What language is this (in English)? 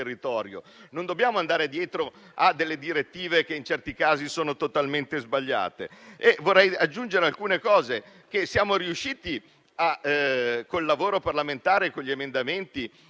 Italian